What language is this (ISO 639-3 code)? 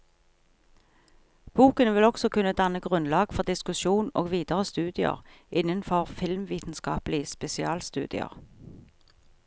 nor